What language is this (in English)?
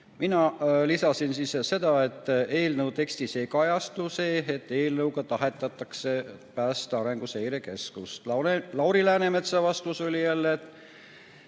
Estonian